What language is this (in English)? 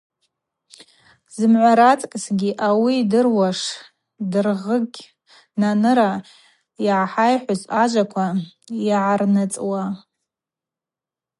Abaza